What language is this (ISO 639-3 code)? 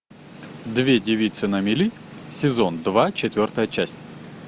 rus